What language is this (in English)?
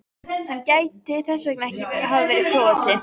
Icelandic